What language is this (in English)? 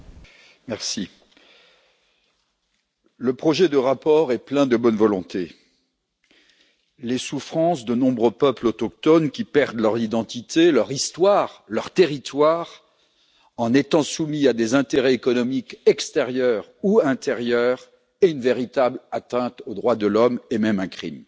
French